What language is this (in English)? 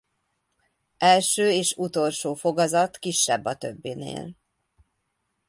Hungarian